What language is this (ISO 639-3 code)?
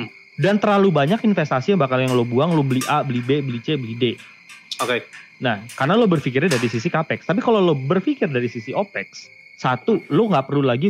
ind